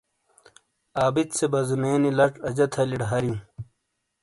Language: Shina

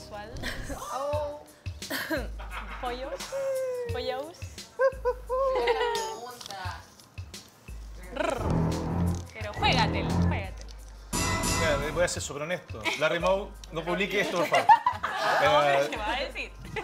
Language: Spanish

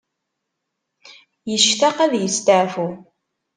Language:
Kabyle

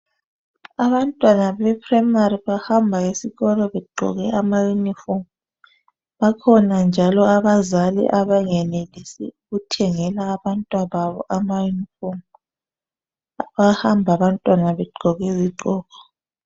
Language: North Ndebele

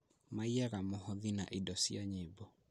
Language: Kikuyu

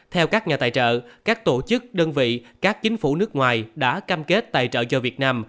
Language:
Vietnamese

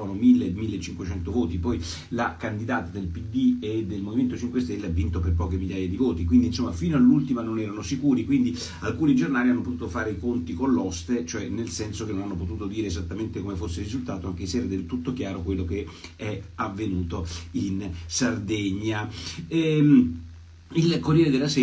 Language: Italian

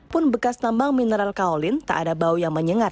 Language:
Indonesian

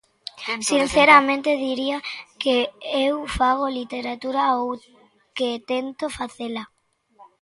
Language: Galician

